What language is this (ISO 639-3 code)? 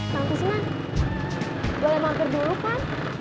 ind